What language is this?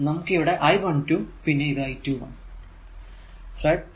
Malayalam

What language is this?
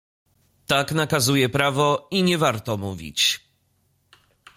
Polish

